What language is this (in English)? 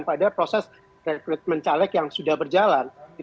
Indonesian